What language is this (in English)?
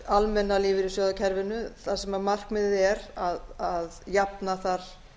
Icelandic